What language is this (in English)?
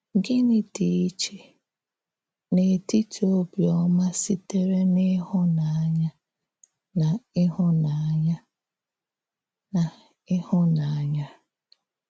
Igbo